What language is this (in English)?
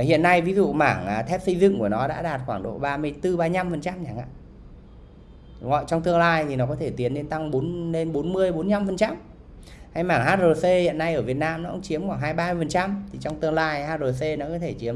Vietnamese